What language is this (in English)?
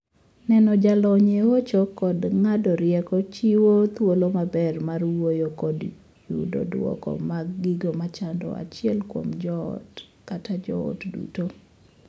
Luo (Kenya and Tanzania)